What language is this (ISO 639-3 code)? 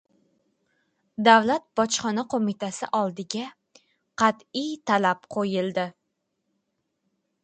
uzb